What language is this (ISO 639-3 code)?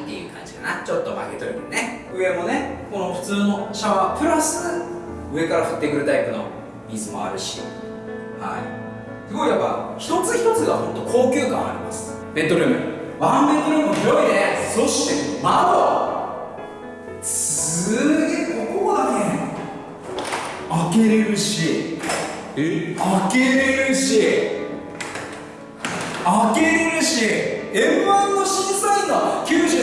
jpn